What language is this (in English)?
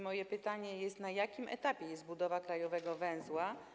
Polish